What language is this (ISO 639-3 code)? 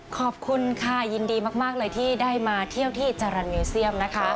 tha